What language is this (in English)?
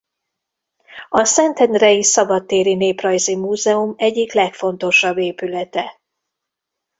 Hungarian